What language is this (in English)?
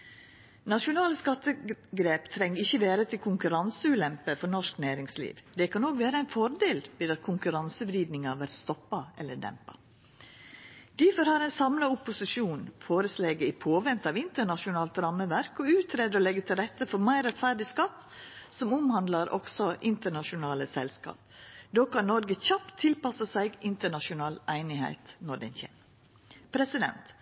Norwegian Nynorsk